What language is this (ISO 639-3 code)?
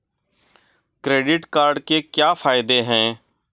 hin